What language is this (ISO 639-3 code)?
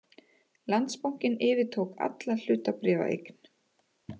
isl